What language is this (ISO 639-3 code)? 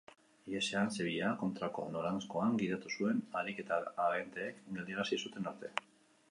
eus